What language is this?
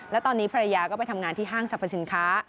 Thai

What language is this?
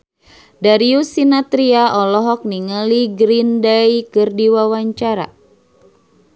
Sundanese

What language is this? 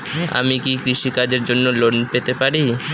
Bangla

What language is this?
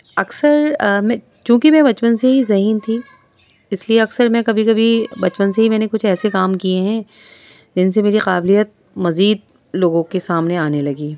Urdu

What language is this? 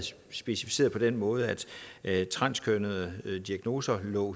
Danish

